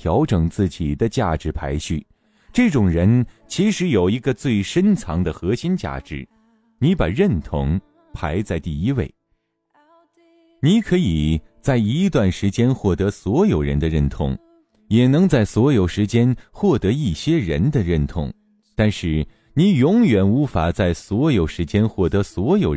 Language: Chinese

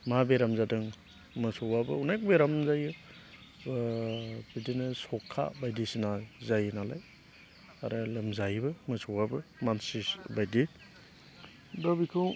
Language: Bodo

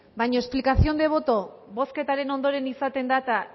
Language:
Basque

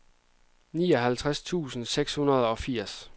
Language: Danish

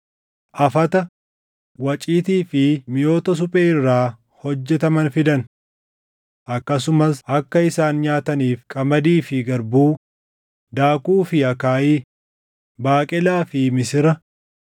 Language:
Oromo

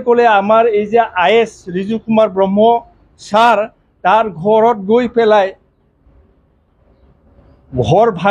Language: Bangla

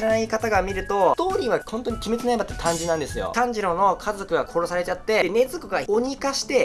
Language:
Japanese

